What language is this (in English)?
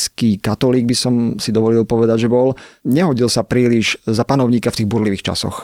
Slovak